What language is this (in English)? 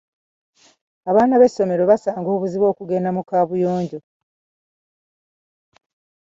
Ganda